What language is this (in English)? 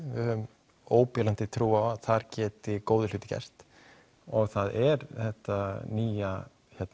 Icelandic